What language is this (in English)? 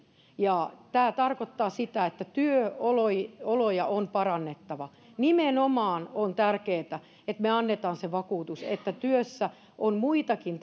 Finnish